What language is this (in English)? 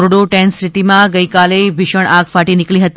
Gujarati